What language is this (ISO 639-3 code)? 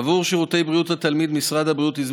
heb